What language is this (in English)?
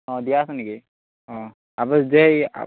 Assamese